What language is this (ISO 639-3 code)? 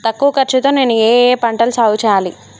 tel